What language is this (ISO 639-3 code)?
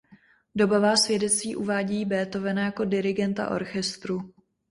ces